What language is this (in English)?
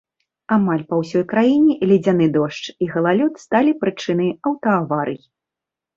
Belarusian